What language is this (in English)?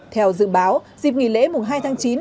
Vietnamese